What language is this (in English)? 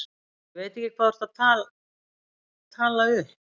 Icelandic